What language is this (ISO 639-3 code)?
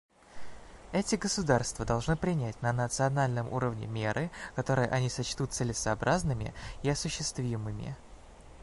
rus